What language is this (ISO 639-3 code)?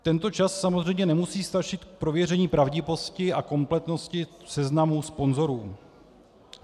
ces